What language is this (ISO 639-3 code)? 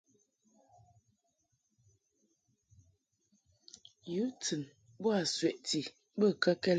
mhk